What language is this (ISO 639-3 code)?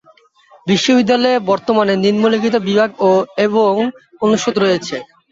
ben